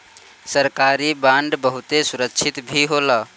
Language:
Bhojpuri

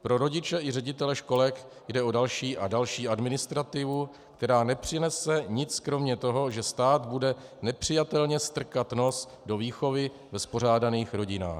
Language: Czech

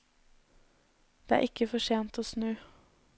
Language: Norwegian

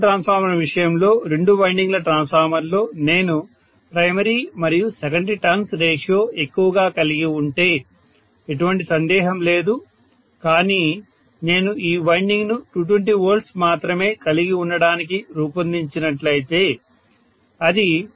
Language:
Telugu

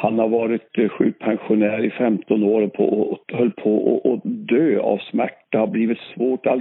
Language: Swedish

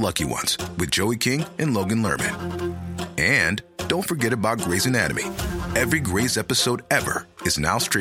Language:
Filipino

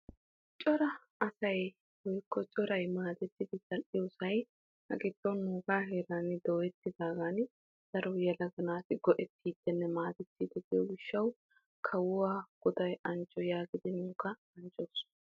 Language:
Wolaytta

